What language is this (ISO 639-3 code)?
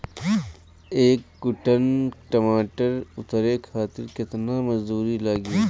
bho